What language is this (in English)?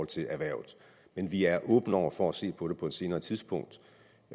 Danish